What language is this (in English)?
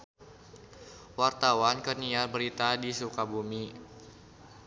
Sundanese